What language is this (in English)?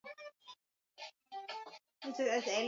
Swahili